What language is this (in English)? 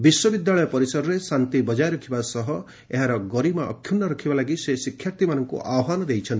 Odia